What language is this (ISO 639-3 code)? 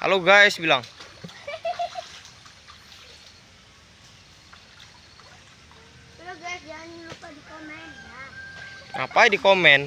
ind